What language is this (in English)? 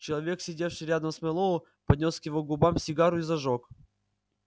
Russian